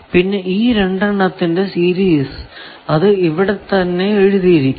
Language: Malayalam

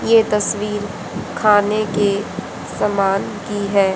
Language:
Hindi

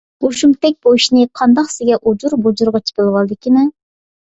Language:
Uyghur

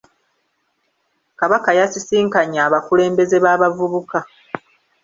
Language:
Ganda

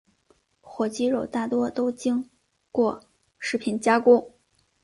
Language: Chinese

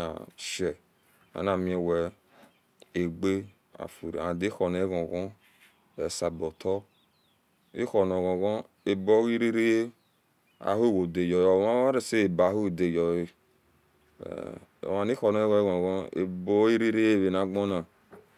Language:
Esan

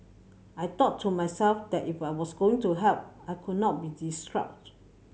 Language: English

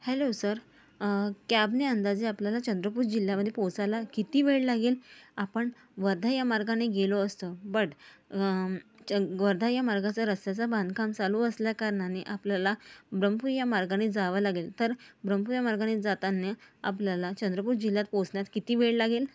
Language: Marathi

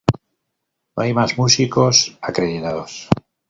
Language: Spanish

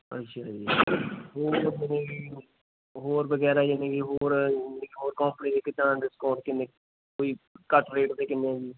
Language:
Punjabi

